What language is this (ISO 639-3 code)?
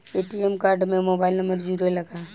bho